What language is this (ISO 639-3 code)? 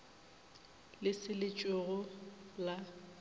nso